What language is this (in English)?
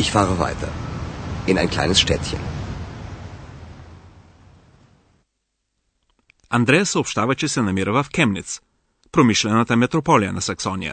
Bulgarian